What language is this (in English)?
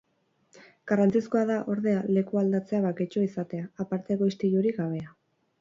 Basque